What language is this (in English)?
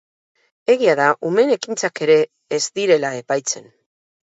Basque